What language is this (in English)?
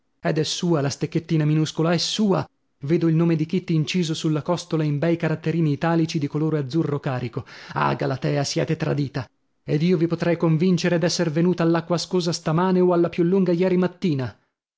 Italian